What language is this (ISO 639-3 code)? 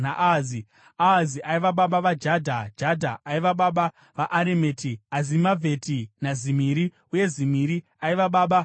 sna